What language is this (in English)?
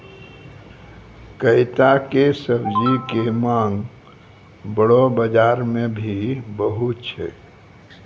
Maithili